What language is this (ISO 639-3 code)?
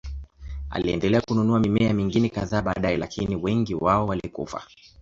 swa